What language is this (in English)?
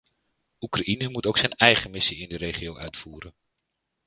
Dutch